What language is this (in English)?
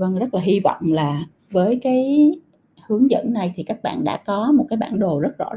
Vietnamese